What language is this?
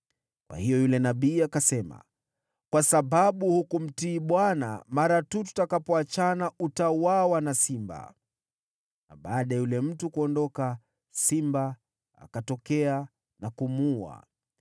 Swahili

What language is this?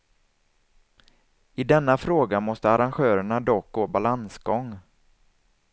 Swedish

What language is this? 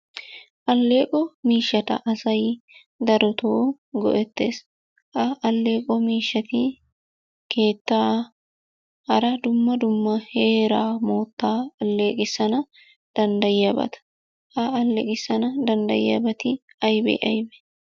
Wolaytta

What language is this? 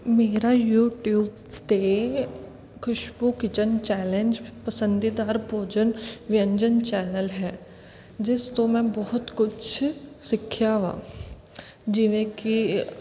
Punjabi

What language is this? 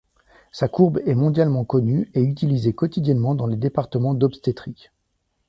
French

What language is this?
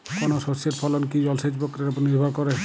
Bangla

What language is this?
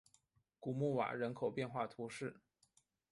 Chinese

